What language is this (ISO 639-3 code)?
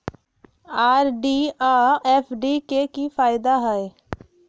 mag